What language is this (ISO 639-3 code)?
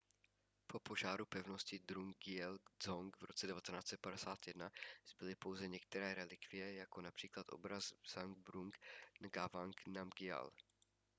ces